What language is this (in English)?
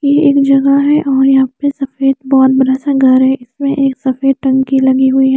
Hindi